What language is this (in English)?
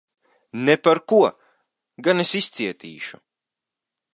Latvian